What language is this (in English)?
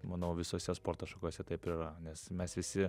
Lithuanian